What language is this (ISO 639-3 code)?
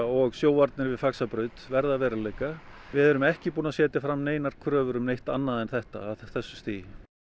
isl